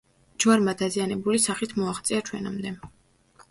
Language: Georgian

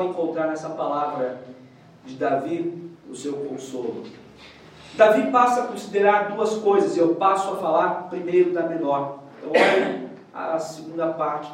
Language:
Portuguese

